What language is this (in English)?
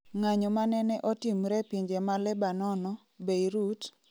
Luo (Kenya and Tanzania)